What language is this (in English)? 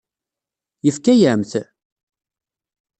Kabyle